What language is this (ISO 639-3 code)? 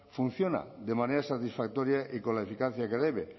spa